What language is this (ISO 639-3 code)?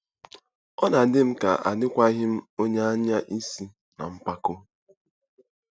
ibo